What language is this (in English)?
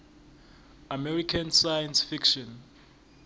South Ndebele